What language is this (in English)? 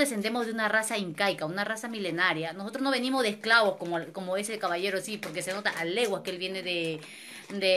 Spanish